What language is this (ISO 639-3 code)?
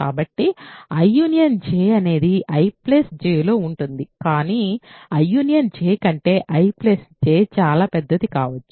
tel